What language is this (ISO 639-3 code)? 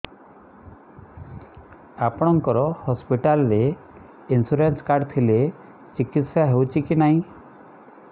ori